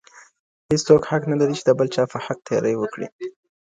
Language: Pashto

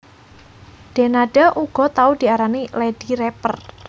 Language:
Javanese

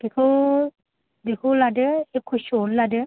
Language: Bodo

